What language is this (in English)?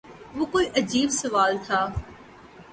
Urdu